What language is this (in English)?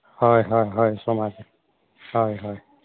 Santali